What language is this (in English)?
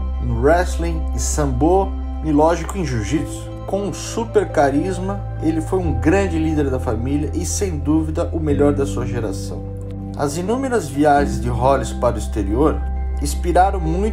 Portuguese